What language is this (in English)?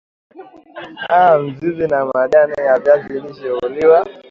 Swahili